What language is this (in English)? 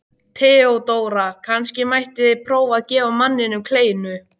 Icelandic